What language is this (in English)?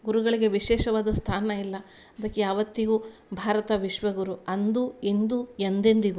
Kannada